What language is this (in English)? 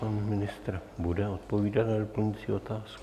Czech